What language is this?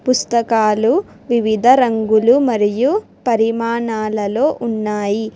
Telugu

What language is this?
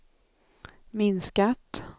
Swedish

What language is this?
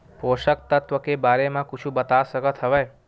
Chhattisgarhi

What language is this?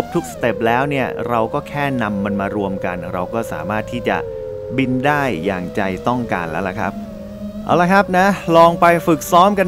Thai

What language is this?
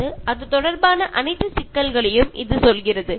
Malayalam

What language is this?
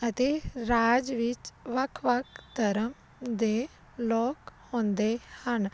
Punjabi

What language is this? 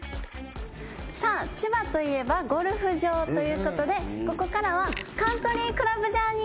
Japanese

